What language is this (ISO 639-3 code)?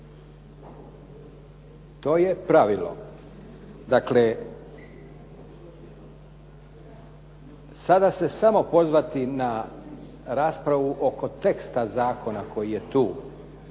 hrv